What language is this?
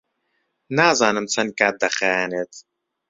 Central Kurdish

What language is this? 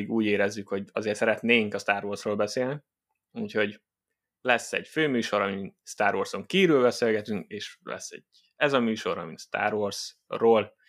Hungarian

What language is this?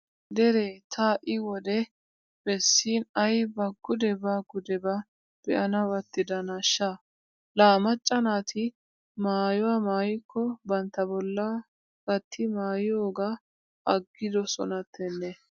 Wolaytta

